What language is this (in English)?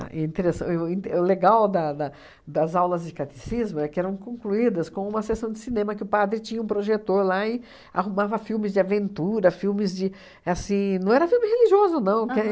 Portuguese